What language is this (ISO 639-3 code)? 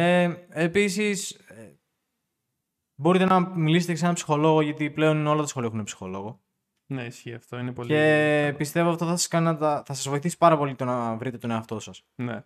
ell